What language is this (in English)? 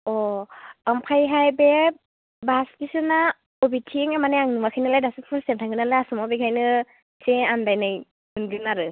Bodo